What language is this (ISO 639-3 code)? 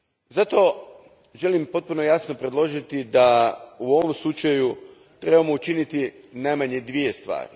hrv